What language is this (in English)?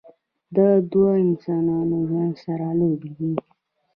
Pashto